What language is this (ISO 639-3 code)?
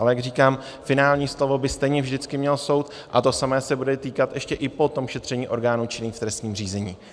ces